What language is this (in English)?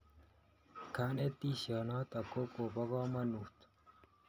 Kalenjin